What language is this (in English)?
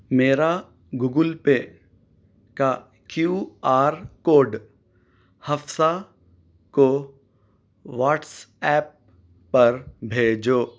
Urdu